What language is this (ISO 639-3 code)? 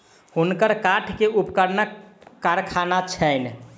mai